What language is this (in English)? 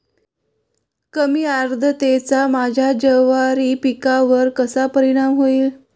Marathi